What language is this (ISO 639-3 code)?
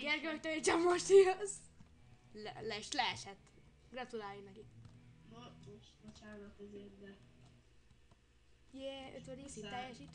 hun